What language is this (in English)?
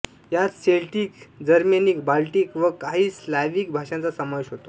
Marathi